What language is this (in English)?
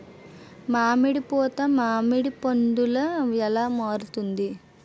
Telugu